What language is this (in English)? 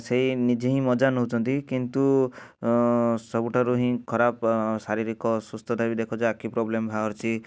Odia